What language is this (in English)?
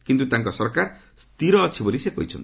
Odia